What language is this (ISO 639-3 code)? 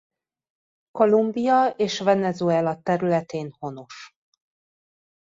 hun